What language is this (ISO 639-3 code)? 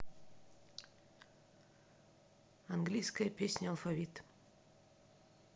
rus